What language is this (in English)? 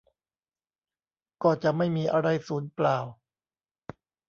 Thai